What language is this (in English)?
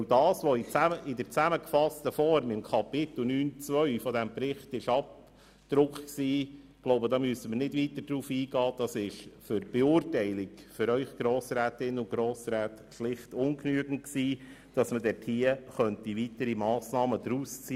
Swiss German